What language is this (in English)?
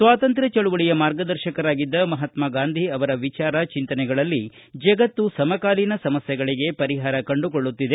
Kannada